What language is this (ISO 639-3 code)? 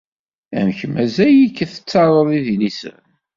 kab